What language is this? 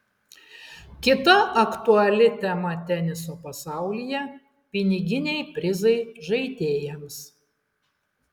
Lithuanian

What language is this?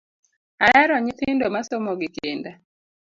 Luo (Kenya and Tanzania)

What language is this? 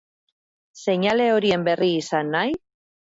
Basque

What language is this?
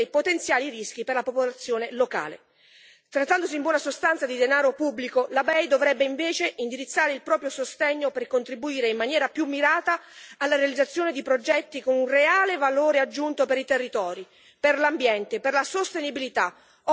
Italian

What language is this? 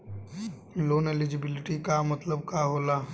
Bhojpuri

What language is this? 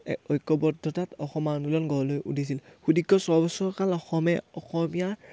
Assamese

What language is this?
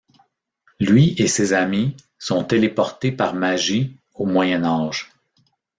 French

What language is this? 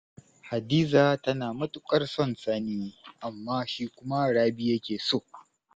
Hausa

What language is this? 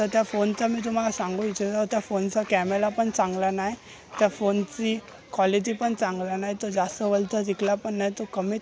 Marathi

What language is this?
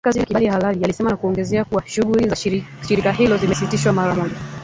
Swahili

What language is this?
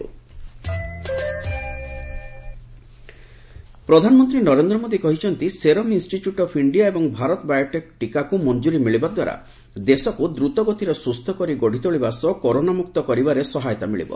Odia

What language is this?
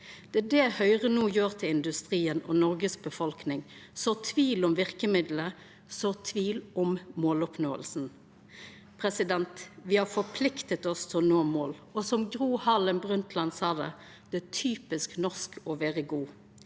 Norwegian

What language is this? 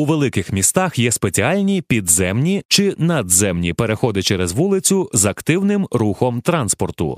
Ukrainian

